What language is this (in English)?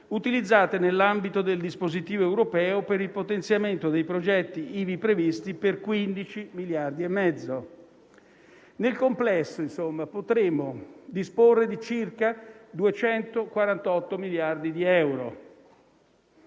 Italian